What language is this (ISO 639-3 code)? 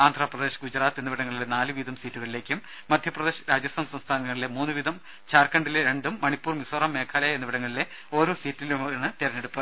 mal